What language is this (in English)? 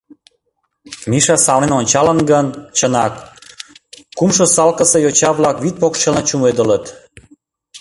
Mari